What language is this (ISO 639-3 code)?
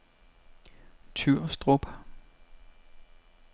dan